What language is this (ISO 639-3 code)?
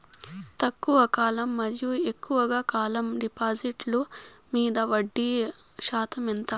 tel